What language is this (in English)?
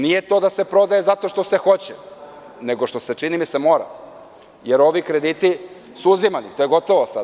Serbian